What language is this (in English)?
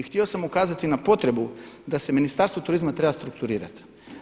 Croatian